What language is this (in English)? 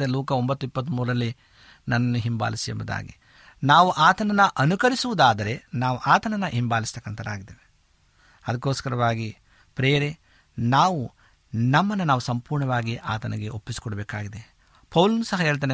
Kannada